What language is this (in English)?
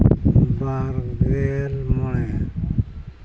Santali